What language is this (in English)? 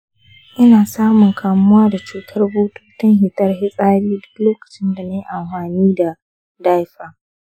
Hausa